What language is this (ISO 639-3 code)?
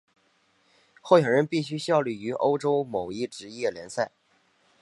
zho